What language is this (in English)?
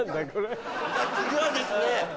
Japanese